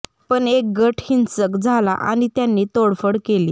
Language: Marathi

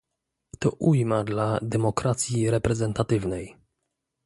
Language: Polish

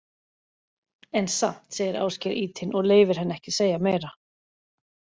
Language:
Icelandic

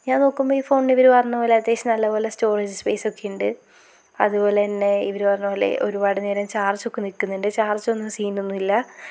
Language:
Malayalam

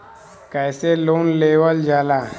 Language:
Bhojpuri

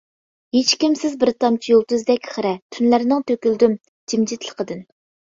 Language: Uyghur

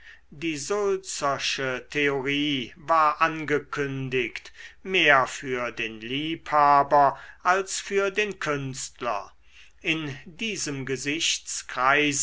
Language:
German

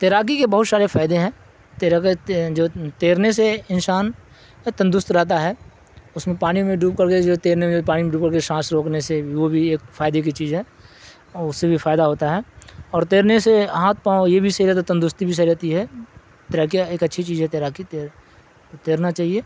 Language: Urdu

